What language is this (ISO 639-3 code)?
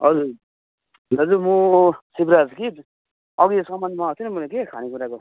nep